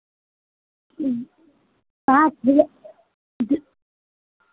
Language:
Hindi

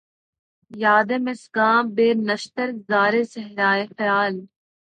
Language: Urdu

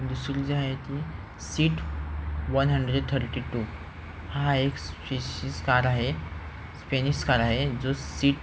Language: Marathi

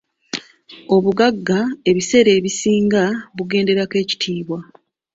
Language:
Ganda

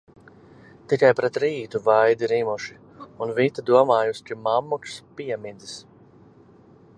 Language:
Latvian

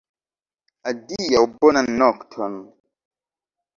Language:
Esperanto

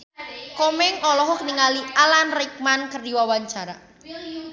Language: Sundanese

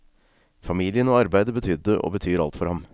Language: Norwegian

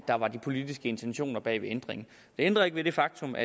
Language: Danish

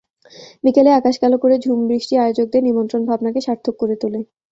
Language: Bangla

